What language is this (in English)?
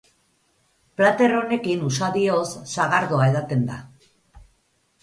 Basque